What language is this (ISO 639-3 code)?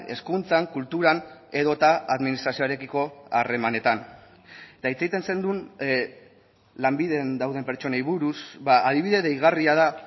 eus